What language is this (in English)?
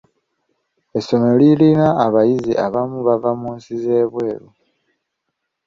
Ganda